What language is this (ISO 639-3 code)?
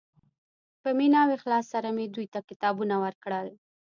pus